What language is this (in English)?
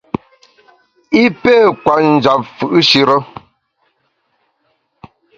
Bamun